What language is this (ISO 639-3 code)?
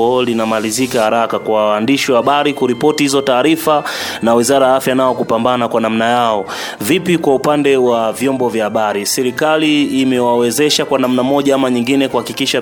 swa